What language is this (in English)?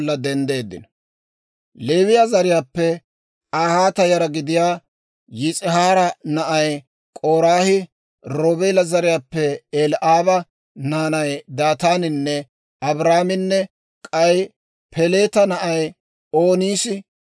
Dawro